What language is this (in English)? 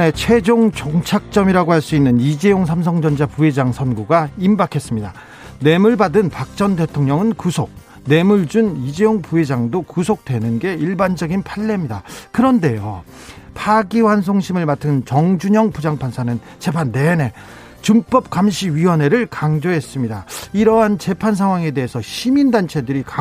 Korean